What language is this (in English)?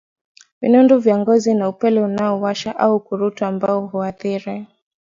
Swahili